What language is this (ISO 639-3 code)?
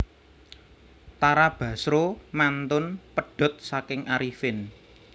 jav